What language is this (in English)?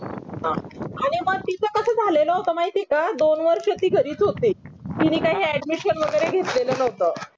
Marathi